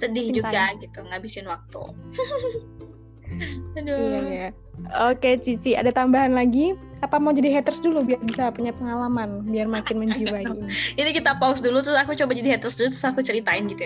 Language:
Indonesian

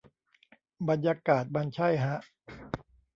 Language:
Thai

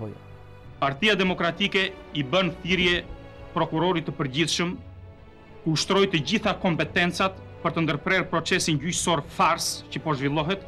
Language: Romanian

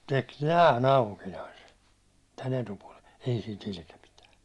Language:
Finnish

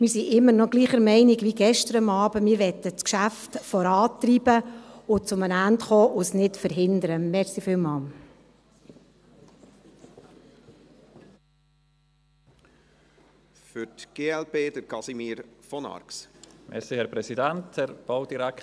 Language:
Swiss German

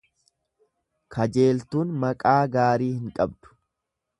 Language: Oromo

